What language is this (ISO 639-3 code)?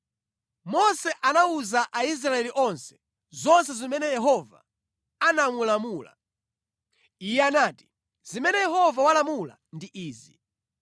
nya